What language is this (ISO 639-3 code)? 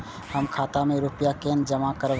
mai